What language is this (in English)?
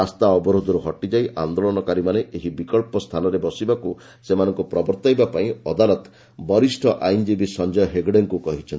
Odia